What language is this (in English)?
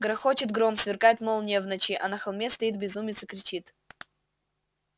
Russian